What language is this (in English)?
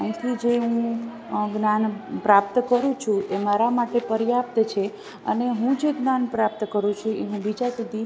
Gujarati